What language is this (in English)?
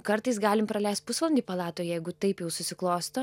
Lithuanian